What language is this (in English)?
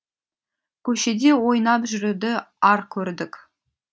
Kazakh